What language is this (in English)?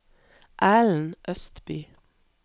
Norwegian